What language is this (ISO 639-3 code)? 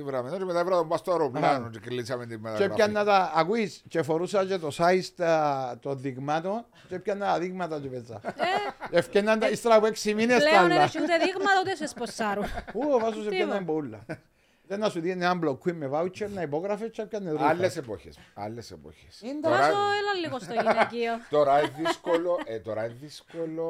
ell